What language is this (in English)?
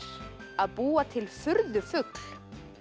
Icelandic